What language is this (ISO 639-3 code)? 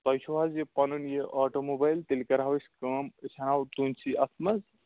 kas